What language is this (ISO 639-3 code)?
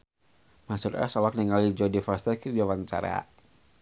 sun